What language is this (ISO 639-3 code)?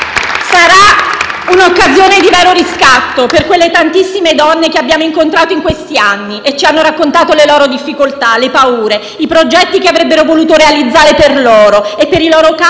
ita